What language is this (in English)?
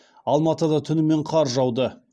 Kazakh